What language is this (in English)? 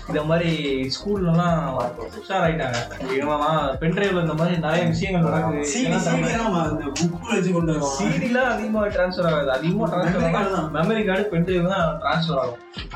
Tamil